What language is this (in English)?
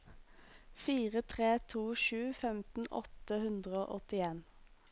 Norwegian